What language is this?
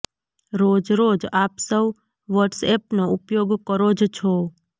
Gujarati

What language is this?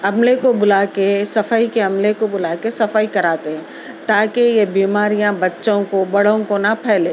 Urdu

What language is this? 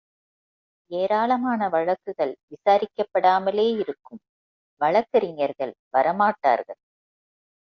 Tamil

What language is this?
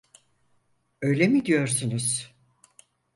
Turkish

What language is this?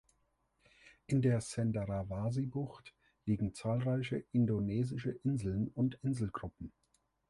German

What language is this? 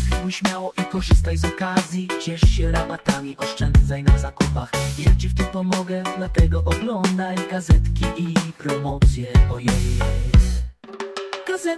Polish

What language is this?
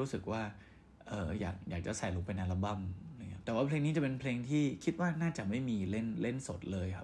Thai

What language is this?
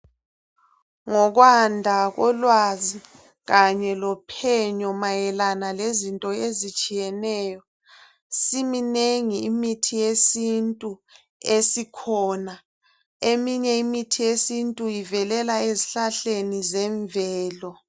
North Ndebele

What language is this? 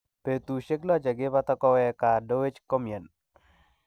Kalenjin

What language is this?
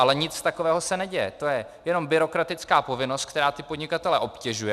Czech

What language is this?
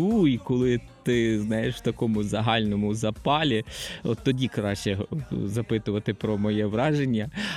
Ukrainian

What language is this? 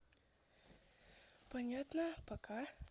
Russian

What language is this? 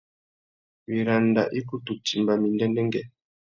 Tuki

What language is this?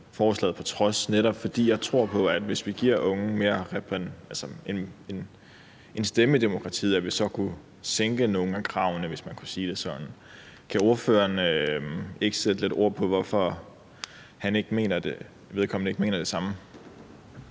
Danish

